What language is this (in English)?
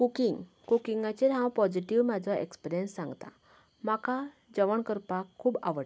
Konkani